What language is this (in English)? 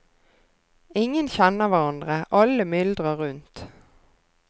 Norwegian